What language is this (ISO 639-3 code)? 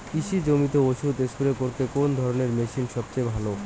ben